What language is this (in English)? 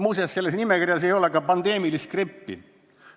Estonian